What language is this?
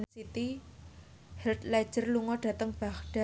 Javanese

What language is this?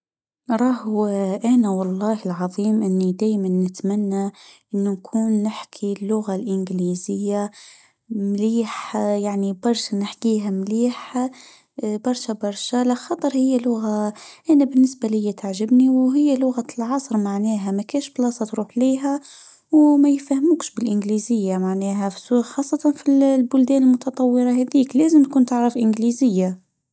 Tunisian Arabic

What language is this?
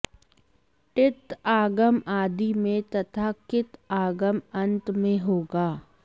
Sanskrit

